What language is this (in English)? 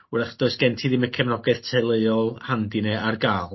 Welsh